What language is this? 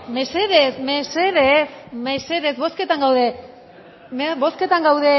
Basque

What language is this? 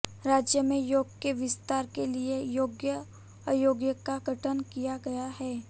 Hindi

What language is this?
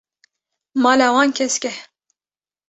Kurdish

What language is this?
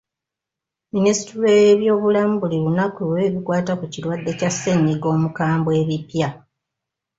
Ganda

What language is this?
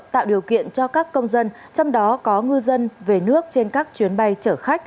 Vietnamese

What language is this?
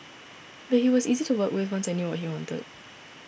English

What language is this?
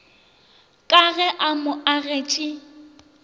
Northern Sotho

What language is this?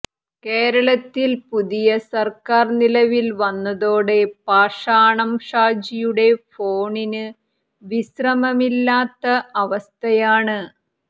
Malayalam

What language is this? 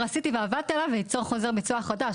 Hebrew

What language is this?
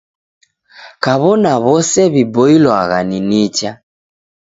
Taita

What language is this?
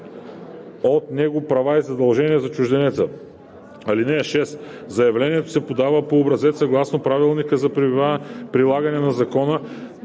Bulgarian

